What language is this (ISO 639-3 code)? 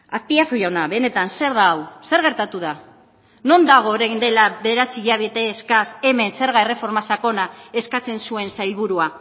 eus